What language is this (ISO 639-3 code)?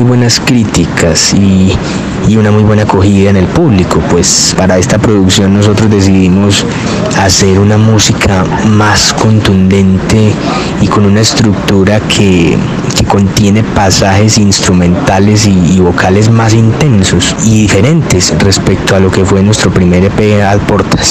spa